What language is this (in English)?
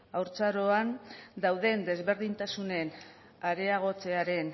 Basque